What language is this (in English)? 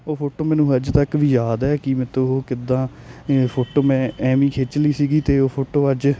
Punjabi